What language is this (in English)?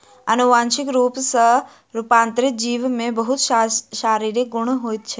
Maithili